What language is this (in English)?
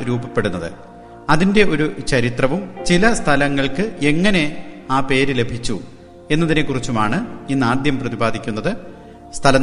Malayalam